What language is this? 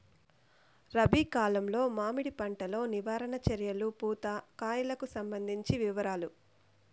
Telugu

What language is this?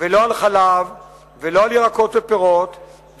Hebrew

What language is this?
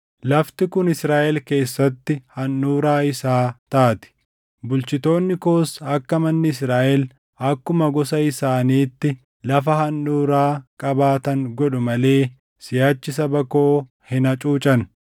Oromo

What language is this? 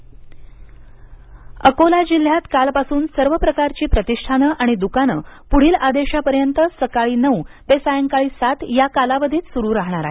Marathi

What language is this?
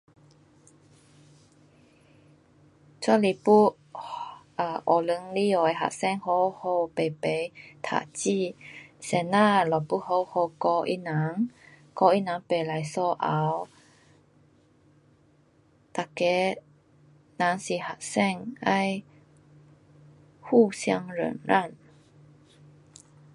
Pu-Xian Chinese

